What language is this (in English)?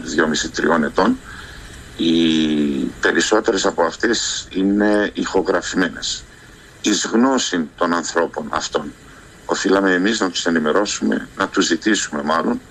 Greek